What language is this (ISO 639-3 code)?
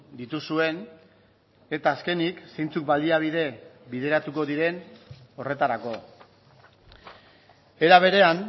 eus